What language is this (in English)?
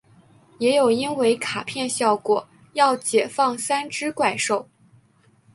Chinese